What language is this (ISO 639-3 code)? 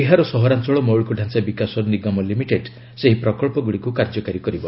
ori